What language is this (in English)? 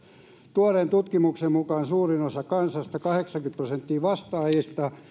Finnish